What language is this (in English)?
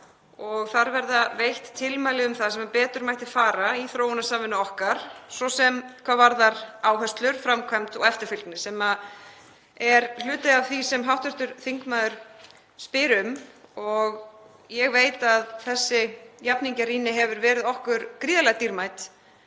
Icelandic